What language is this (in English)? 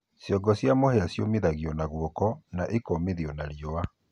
Kikuyu